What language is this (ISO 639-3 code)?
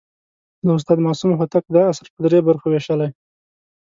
pus